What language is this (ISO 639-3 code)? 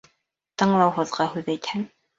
bak